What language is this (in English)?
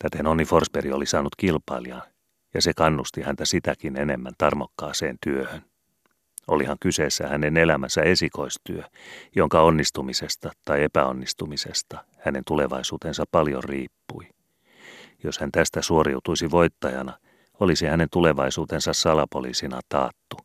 Finnish